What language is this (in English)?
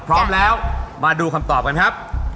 Thai